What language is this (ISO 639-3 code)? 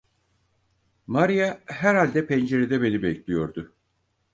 tur